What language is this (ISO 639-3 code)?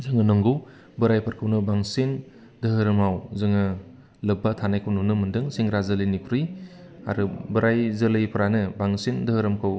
brx